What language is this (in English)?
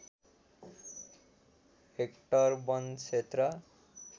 Nepali